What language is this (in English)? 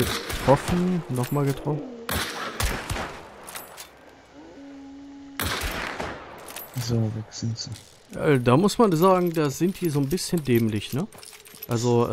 German